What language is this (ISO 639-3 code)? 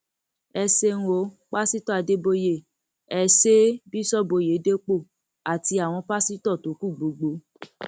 yor